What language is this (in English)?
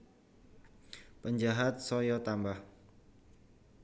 Javanese